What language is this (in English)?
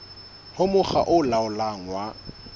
Southern Sotho